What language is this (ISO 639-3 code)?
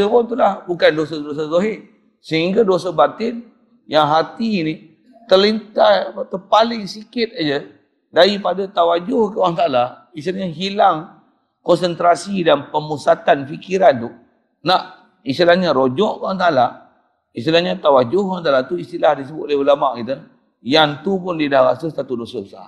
msa